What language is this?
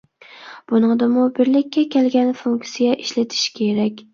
Uyghur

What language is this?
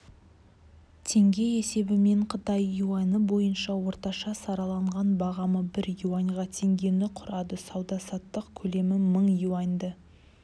Kazakh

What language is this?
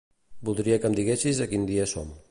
Catalan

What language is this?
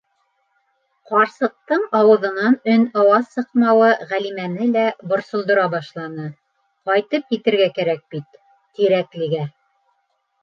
Bashkir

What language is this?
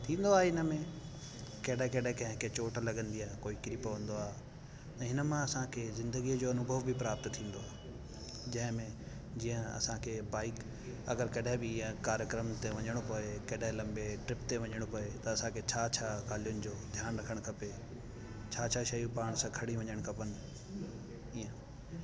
Sindhi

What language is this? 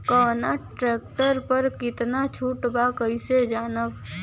Bhojpuri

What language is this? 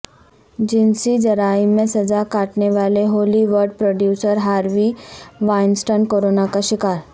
Urdu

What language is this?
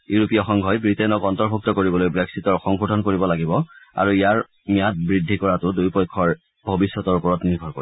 Assamese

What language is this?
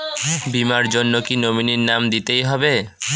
Bangla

